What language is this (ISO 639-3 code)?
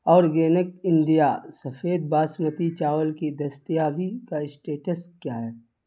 urd